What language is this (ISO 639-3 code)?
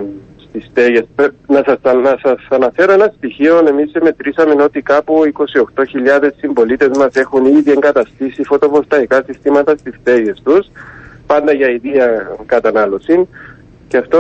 ell